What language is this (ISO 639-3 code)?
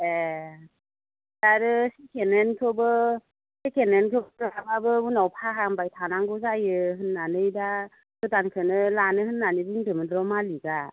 brx